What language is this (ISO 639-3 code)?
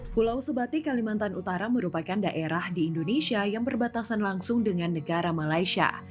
ind